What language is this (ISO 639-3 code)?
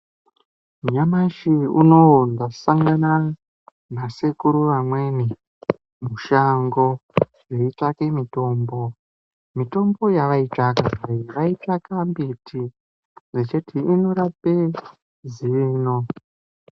ndc